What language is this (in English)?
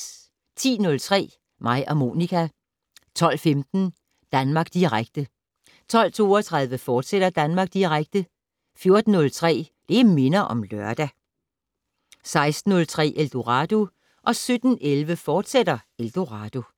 Danish